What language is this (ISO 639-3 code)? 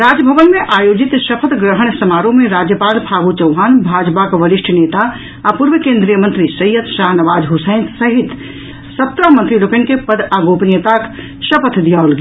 mai